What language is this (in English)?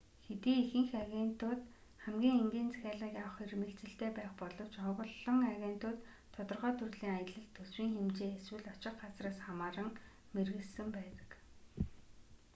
Mongolian